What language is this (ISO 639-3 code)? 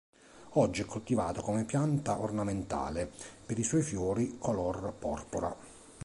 ita